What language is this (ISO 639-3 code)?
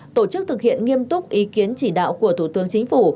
vie